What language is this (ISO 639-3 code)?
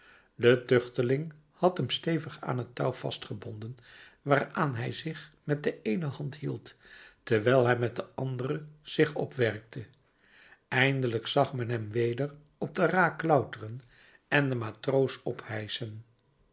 nld